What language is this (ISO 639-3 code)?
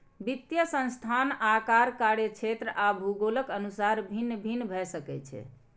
mai